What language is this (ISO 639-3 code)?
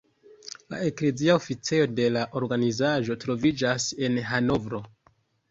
epo